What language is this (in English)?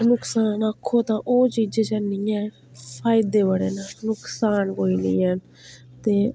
Dogri